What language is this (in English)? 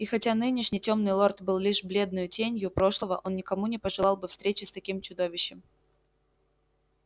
Russian